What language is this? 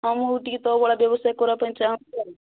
Odia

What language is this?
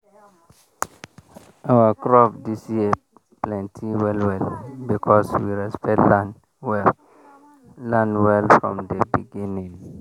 Nigerian Pidgin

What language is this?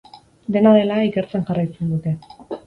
Basque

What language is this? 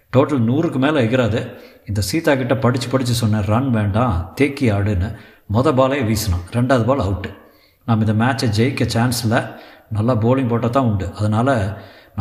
Tamil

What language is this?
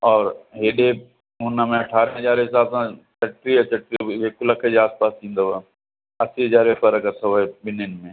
Sindhi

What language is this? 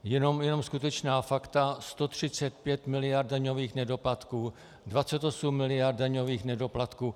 Czech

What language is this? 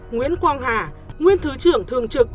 Vietnamese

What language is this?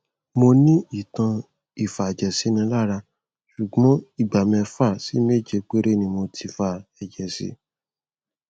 Yoruba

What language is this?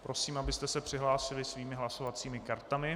Czech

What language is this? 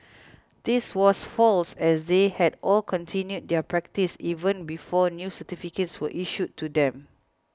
English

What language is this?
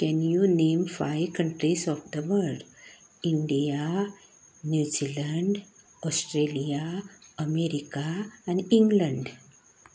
Konkani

